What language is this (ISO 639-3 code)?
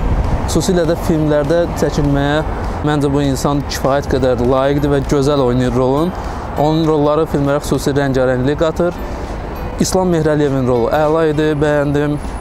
tur